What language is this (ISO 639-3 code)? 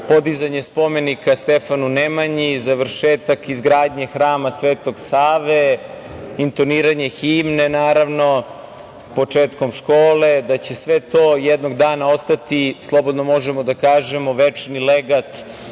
srp